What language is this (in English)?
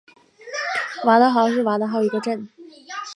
Chinese